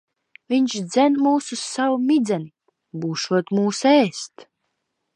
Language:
Latvian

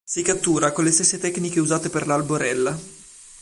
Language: Italian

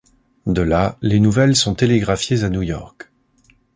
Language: French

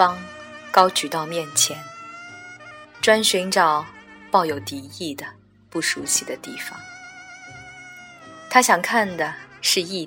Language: Chinese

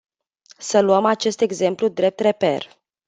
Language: Romanian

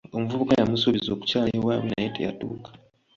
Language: Ganda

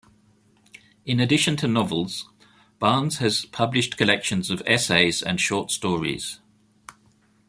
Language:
English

